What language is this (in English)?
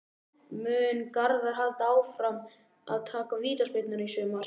Icelandic